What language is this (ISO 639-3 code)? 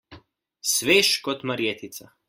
slv